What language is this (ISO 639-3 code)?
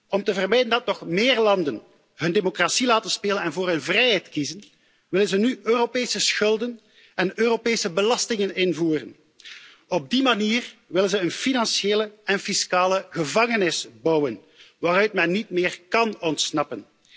nld